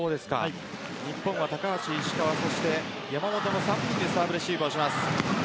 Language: Japanese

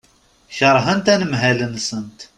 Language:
Kabyle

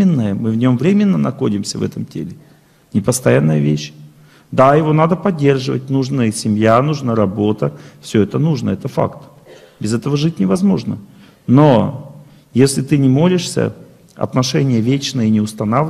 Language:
Russian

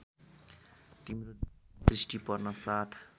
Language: Nepali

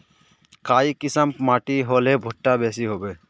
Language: Magahi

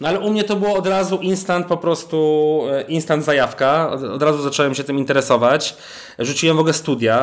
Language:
Polish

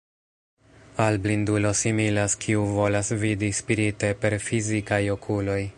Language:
Esperanto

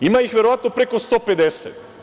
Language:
Serbian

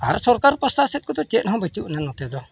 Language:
Santali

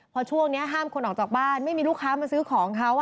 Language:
Thai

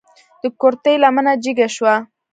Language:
Pashto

